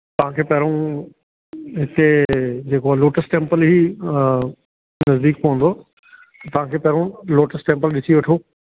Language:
Sindhi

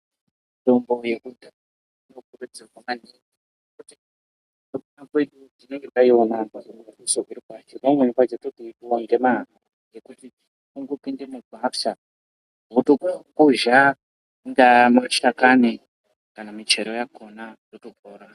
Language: Ndau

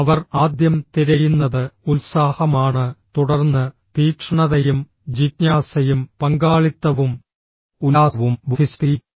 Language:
Malayalam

